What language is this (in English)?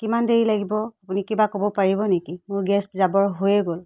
Assamese